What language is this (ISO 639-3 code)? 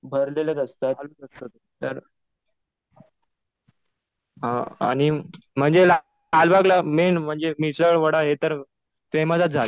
mar